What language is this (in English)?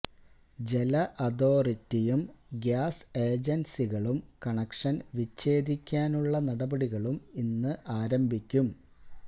Malayalam